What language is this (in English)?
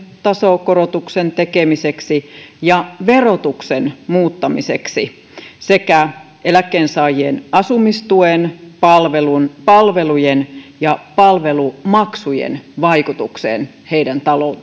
Finnish